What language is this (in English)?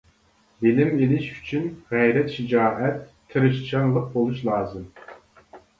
Uyghur